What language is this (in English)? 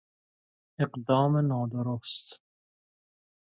Persian